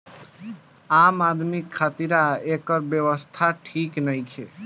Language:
Bhojpuri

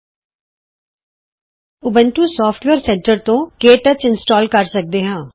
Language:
Punjabi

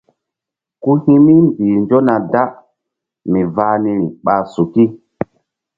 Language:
Mbum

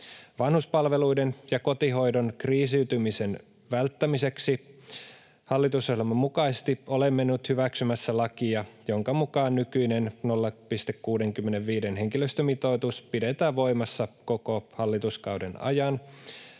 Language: Finnish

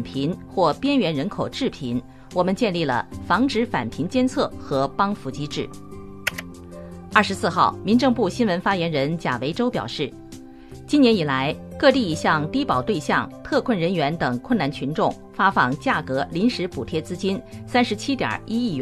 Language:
Chinese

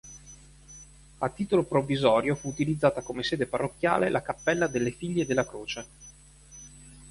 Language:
Italian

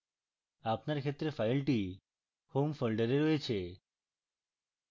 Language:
Bangla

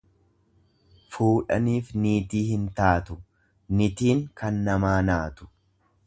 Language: Oromo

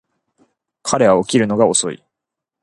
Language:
Japanese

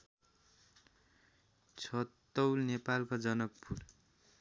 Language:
Nepali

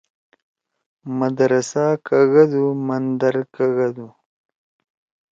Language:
Torwali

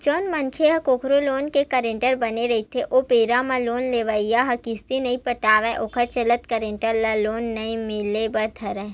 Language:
Chhattisgarhi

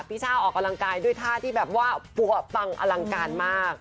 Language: Thai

